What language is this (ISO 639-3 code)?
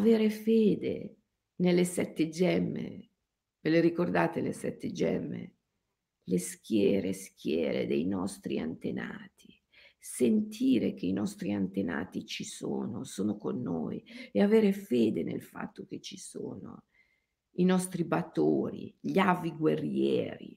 ita